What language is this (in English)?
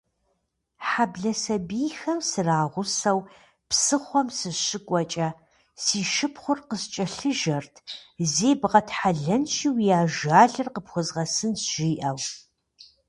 Kabardian